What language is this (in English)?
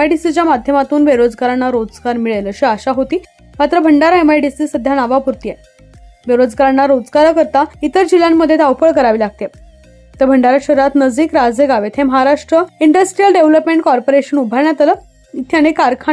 Hindi